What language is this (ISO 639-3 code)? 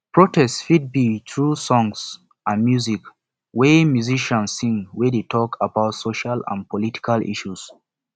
pcm